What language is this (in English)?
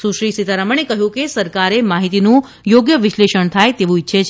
Gujarati